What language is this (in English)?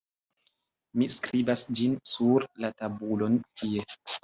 Esperanto